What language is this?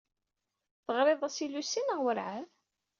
Kabyle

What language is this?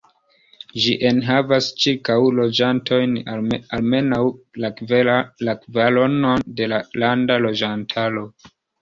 Esperanto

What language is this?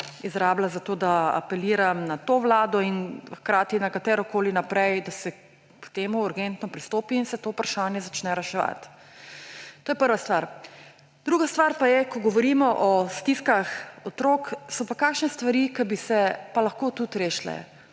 Slovenian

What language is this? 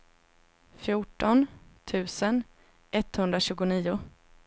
Swedish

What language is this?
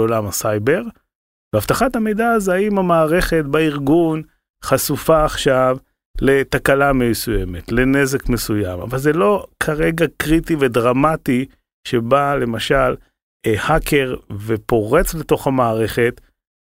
Hebrew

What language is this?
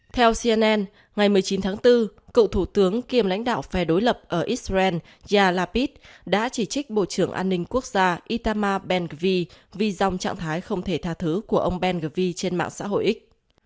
Vietnamese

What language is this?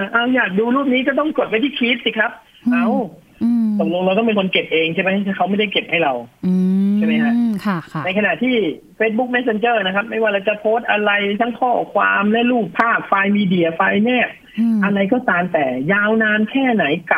Thai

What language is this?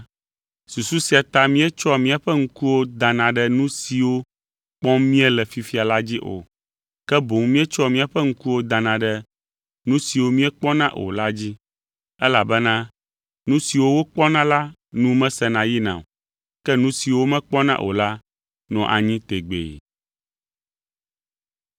Ewe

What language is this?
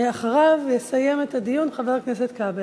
Hebrew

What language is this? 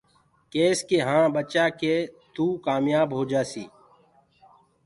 Gurgula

